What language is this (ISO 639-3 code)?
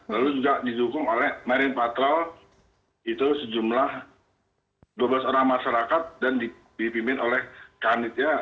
ind